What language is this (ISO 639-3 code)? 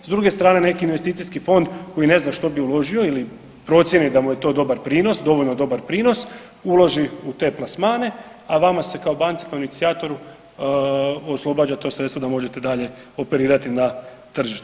hrv